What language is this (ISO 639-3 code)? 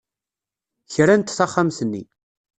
kab